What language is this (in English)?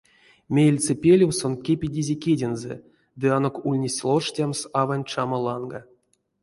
Erzya